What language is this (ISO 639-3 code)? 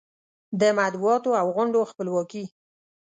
pus